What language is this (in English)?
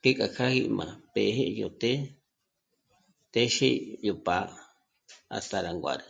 Michoacán Mazahua